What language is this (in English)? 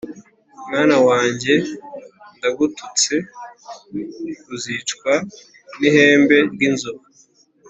Kinyarwanda